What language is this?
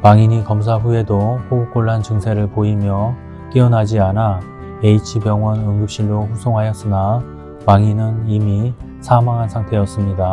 Korean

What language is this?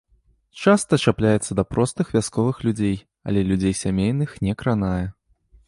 Belarusian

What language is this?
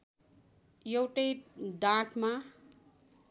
Nepali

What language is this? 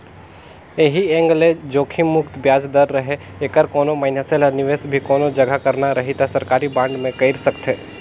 Chhattisgarhi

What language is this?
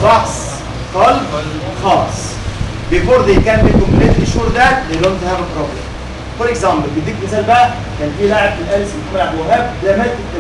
Arabic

